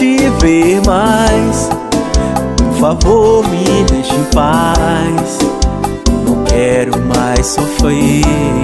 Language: Portuguese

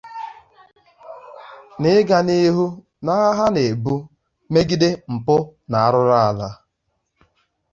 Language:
Igbo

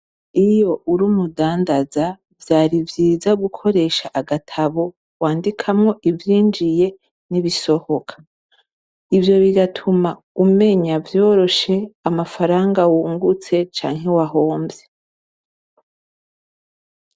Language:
Rundi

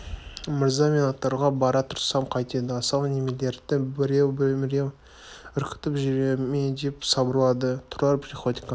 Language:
Kazakh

